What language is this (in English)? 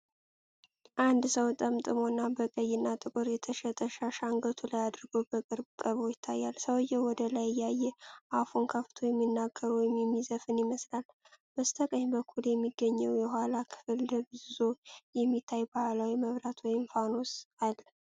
Amharic